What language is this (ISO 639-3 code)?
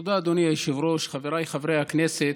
heb